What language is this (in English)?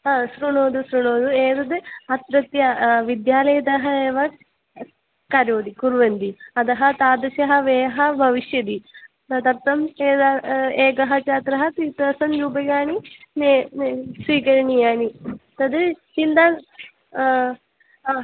Sanskrit